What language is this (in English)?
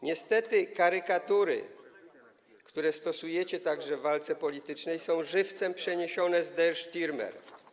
Polish